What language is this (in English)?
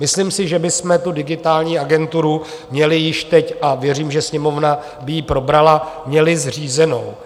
Czech